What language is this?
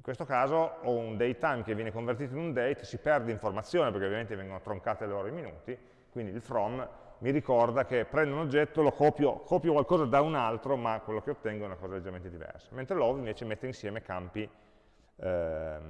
Italian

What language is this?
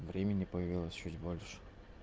Russian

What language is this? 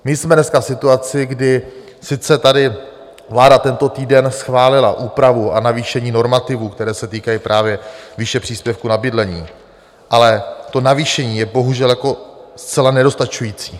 Czech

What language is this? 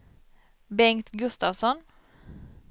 Swedish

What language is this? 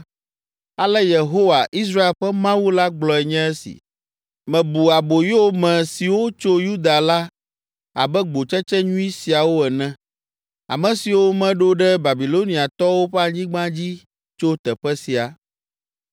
Ewe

